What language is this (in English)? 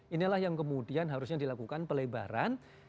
Indonesian